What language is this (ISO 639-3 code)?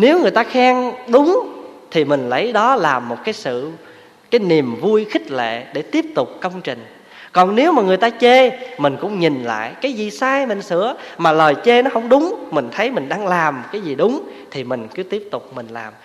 vie